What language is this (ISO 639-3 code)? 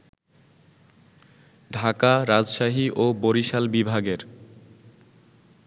ben